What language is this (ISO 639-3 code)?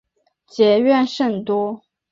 zho